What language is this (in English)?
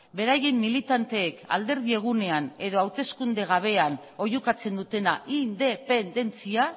Basque